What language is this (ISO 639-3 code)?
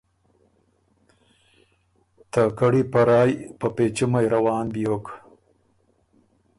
oru